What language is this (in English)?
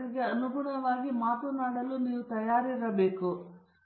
Kannada